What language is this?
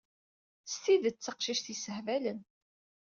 Kabyle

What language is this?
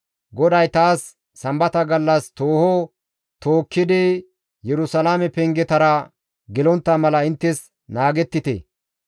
Gamo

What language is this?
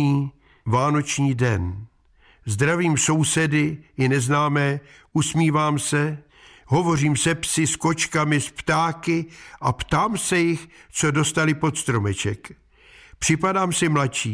Czech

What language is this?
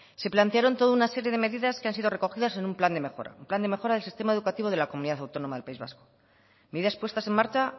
Spanish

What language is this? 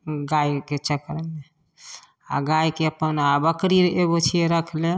Maithili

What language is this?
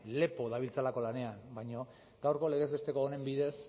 Basque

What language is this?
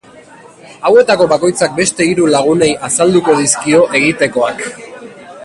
Basque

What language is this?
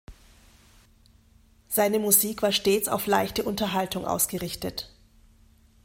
German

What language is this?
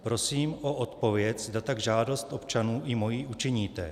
Czech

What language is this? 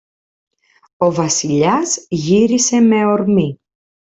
Greek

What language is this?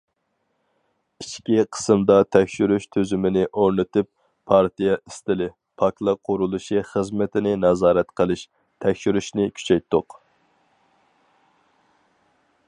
Uyghur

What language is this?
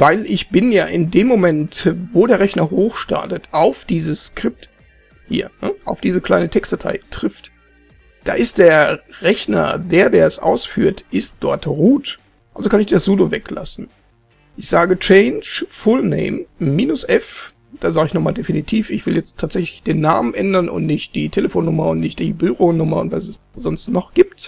German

